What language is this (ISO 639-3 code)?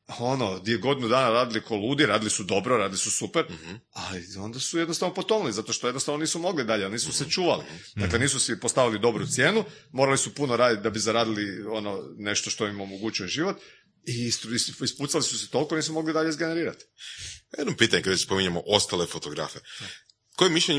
hrv